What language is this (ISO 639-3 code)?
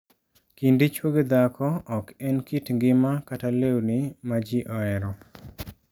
luo